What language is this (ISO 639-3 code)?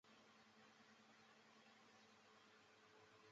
zho